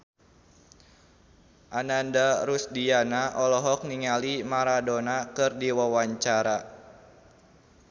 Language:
Sundanese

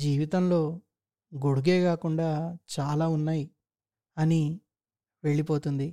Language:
Telugu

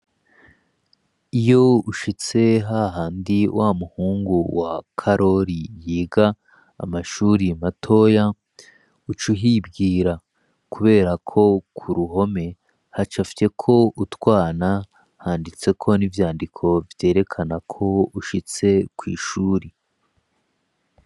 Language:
Rundi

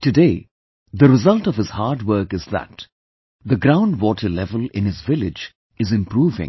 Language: English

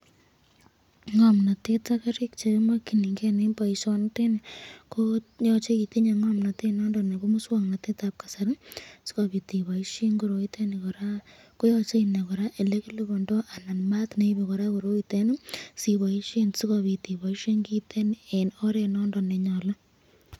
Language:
Kalenjin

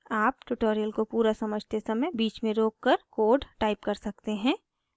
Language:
Hindi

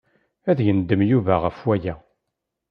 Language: Kabyle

